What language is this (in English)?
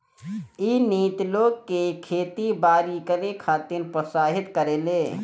Bhojpuri